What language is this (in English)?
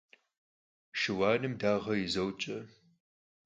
Kabardian